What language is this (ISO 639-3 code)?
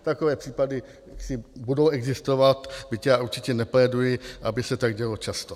ces